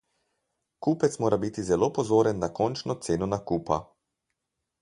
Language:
Slovenian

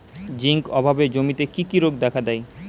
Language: Bangla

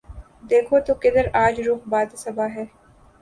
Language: Urdu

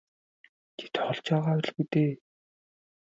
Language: Mongolian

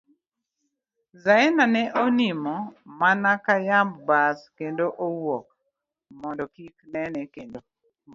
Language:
Luo (Kenya and Tanzania)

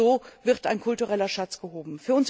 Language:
German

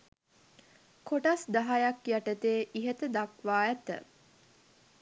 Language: Sinhala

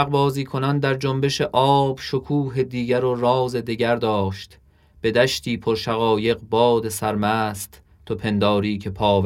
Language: Persian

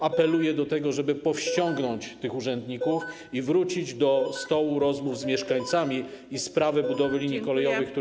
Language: Polish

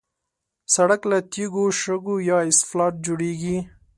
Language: Pashto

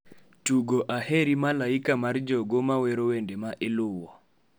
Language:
Luo (Kenya and Tanzania)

